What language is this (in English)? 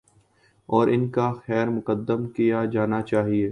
Urdu